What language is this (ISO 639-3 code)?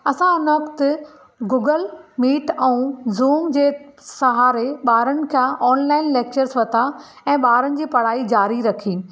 snd